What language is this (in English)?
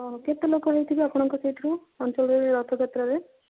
Odia